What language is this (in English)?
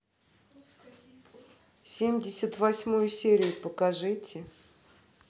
Russian